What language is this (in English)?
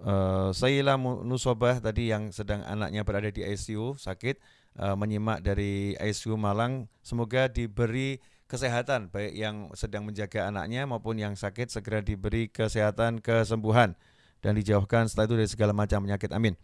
Indonesian